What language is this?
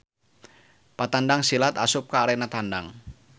Sundanese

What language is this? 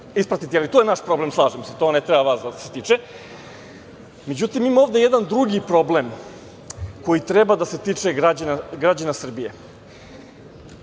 Serbian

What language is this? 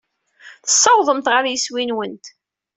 Kabyle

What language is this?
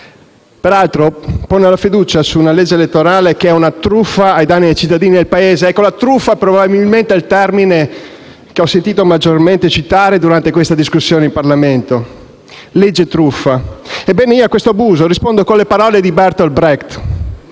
Italian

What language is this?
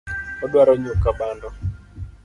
Luo (Kenya and Tanzania)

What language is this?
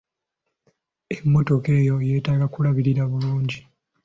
Ganda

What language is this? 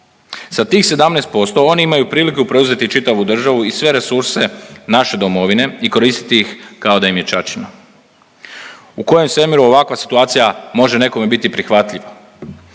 Croatian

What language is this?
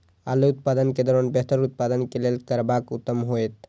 Maithili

